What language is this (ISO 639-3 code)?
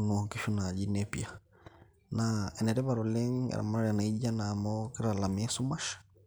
mas